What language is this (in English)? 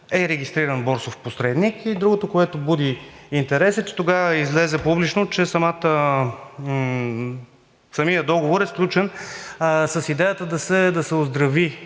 Bulgarian